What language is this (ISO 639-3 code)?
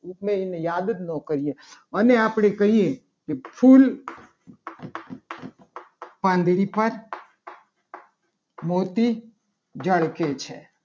guj